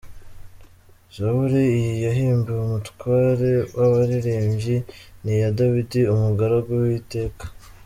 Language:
Kinyarwanda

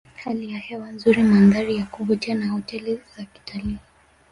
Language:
Swahili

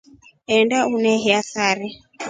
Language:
Rombo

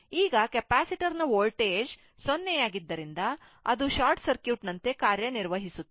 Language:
Kannada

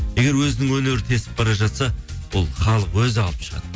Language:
Kazakh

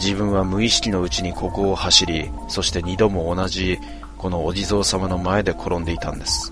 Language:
Japanese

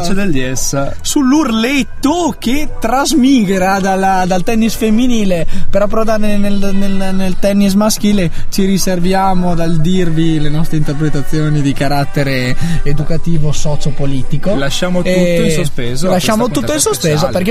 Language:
Italian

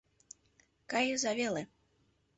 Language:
Mari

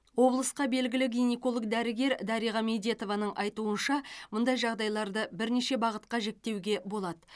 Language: Kazakh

